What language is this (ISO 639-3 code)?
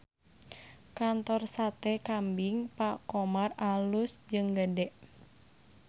sun